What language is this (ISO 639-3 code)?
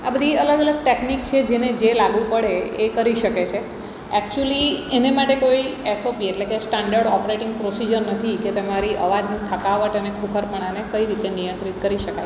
guj